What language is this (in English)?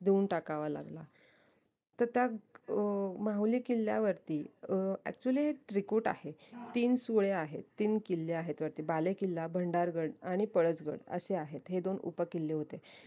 Marathi